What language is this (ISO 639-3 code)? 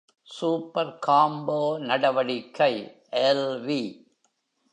tam